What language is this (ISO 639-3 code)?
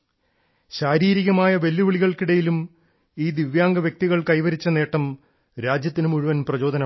mal